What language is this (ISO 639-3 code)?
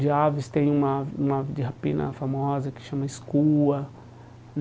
por